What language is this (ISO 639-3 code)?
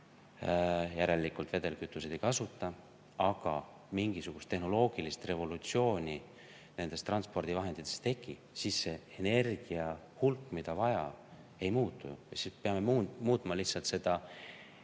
est